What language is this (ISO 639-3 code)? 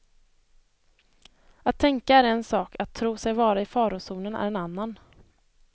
swe